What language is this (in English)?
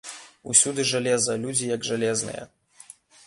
Belarusian